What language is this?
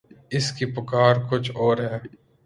Urdu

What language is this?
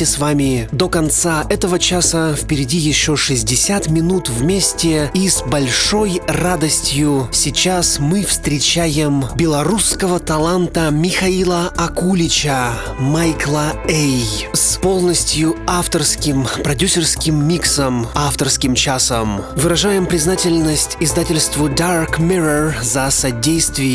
Russian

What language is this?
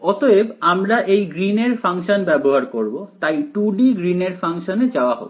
Bangla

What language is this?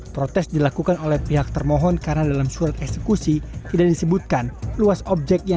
Indonesian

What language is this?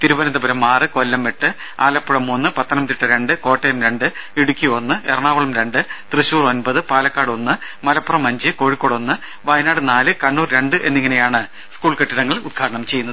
Malayalam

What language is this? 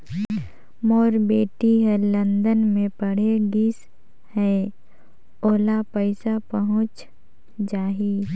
Chhattisgarhi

